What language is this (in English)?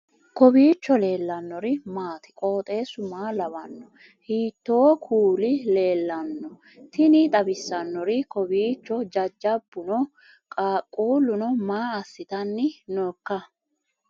Sidamo